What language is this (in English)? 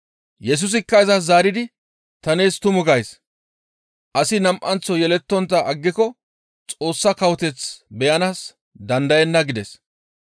Gamo